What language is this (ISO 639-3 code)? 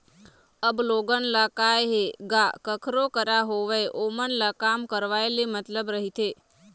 hne